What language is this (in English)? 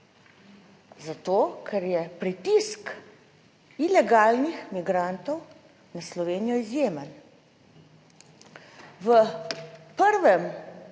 Slovenian